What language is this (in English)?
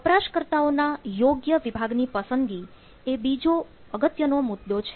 Gujarati